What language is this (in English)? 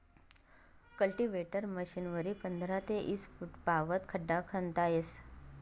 Marathi